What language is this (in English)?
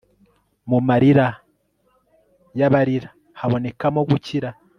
Kinyarwanda